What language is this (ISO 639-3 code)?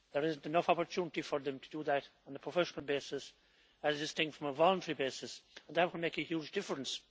eng